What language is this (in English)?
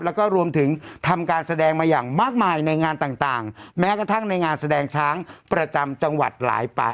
Thai